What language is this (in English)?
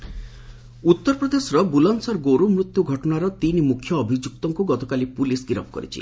Odia